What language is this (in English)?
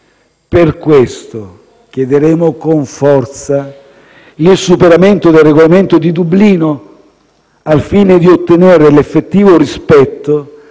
Italian